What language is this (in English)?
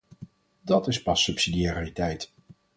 Dutch